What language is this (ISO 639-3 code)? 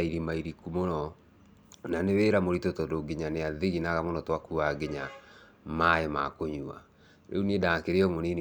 kik